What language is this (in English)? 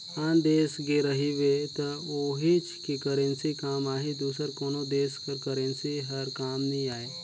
Chhattisgarhi